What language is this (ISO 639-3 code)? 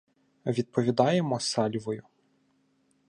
ukr